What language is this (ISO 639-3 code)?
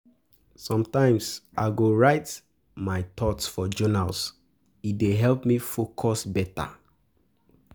pcm